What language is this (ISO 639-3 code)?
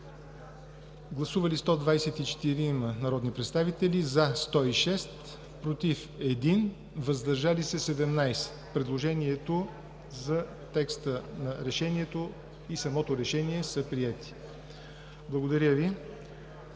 bul